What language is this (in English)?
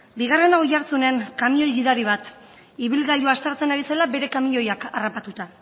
Basque